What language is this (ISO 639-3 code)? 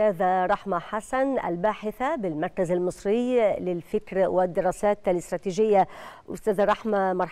ara